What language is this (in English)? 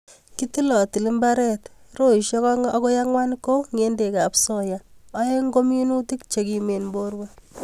Kalenjin